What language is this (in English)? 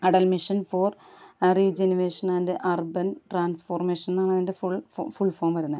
Malayalam